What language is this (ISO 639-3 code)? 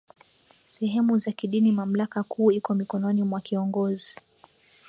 swa